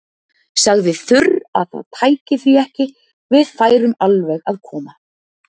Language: Icelandic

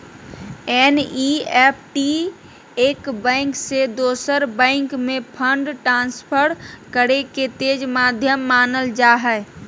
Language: Magahi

